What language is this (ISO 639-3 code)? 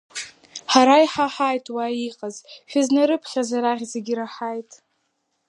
abk